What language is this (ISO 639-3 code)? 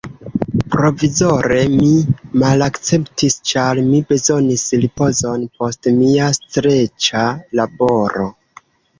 epo